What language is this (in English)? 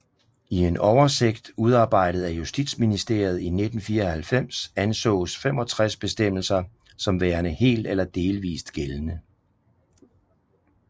Danish